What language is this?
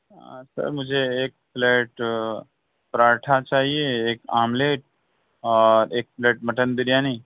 Urdu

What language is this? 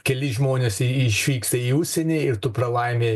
Lithuanian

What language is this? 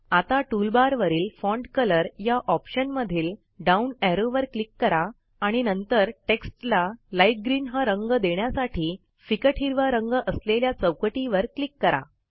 Marathi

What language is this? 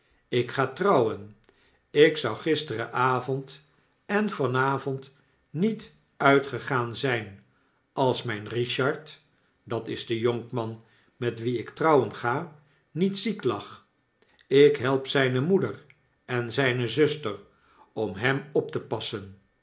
Dutch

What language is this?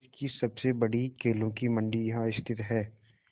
Hindi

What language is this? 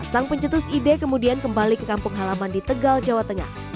Indonesian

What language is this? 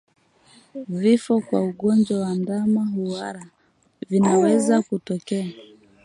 Swahili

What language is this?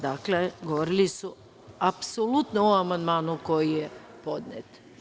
Serbian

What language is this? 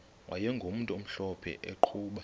Xhosa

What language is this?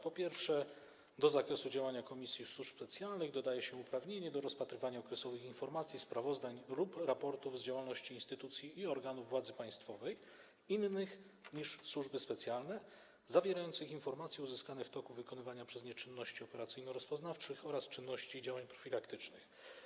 Polish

